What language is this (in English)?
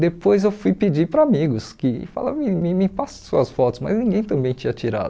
Portuguese